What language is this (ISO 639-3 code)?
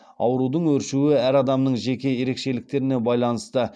kaz